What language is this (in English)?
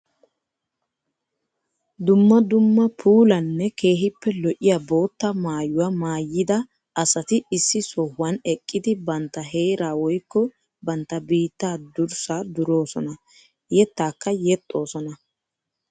Wolaytta